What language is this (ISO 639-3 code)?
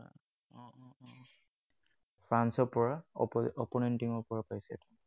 asm